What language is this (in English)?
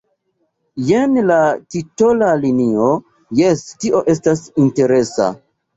Esperanto